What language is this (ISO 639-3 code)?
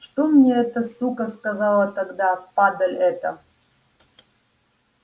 rus